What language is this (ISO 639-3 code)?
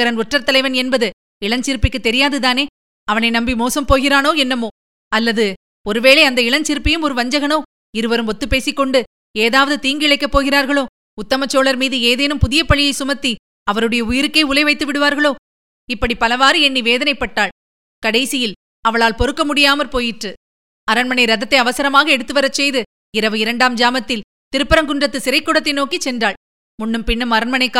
tam